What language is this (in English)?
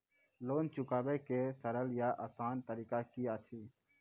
Maithili